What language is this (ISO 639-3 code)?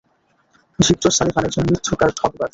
ben